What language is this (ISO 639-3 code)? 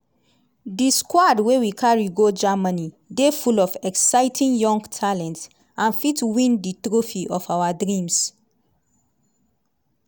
pcm